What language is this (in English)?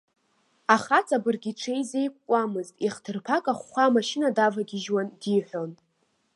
Abkhazian